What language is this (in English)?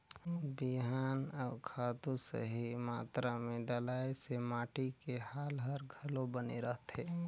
Chhattisgarhi